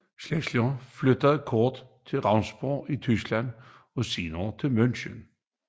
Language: Danish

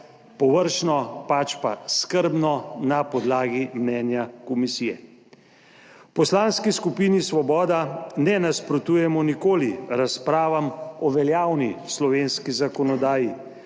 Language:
Slovenian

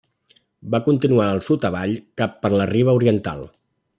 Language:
Catalan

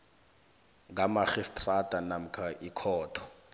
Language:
South Ndebele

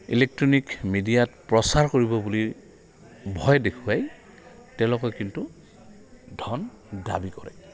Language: Assamese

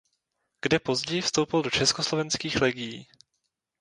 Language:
Czech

